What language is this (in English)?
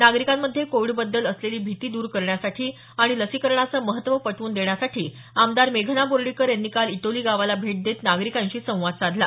Marathi